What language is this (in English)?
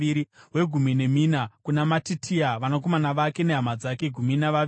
Shona